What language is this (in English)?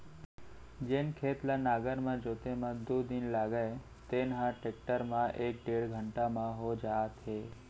Chhattisgarhi